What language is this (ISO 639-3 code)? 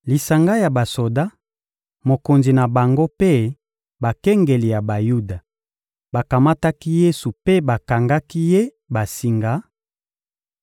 lin